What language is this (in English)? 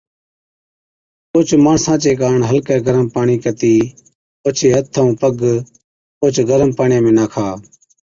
Od